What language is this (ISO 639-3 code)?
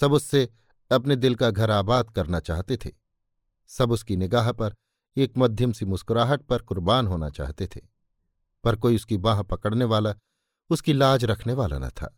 hin